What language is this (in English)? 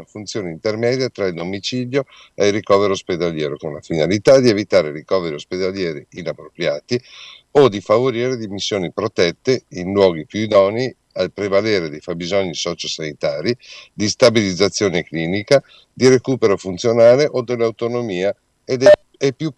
Italian